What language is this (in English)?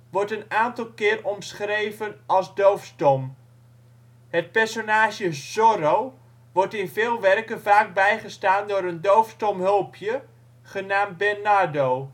Dutch